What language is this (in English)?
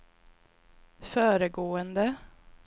Swedish